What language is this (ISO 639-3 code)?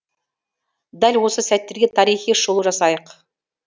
kaz